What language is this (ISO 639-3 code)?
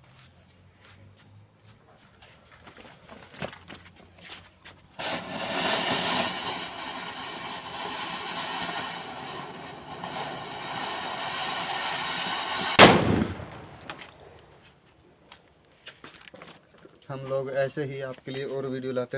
hin